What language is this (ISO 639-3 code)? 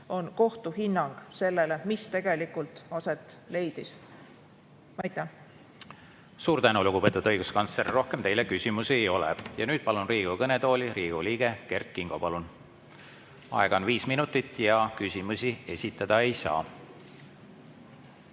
est